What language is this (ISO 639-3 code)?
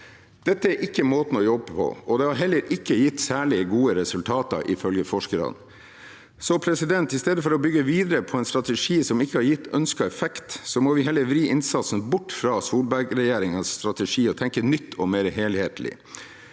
nor